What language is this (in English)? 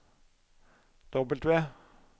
Norwegian